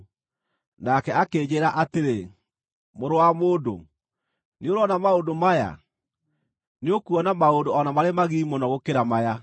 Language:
Kikuyu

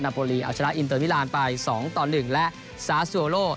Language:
Thai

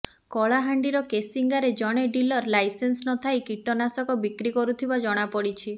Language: Odia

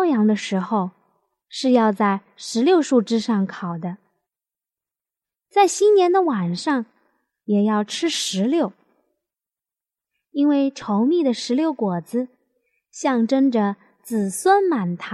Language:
Chinese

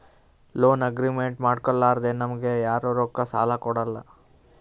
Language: Kannada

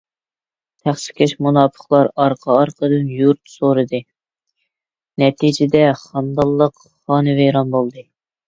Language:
Uyghur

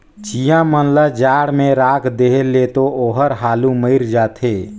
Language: Chhattisgarhi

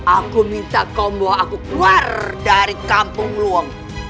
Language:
Indonesian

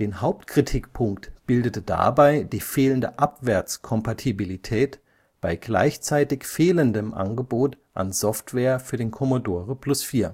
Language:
German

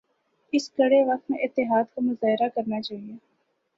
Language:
Urdu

